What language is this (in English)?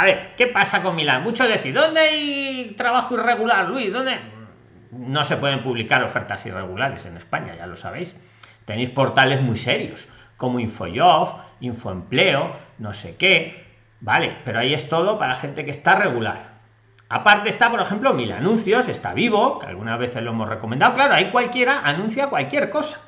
Spanish